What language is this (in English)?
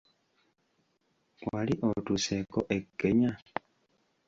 Ganda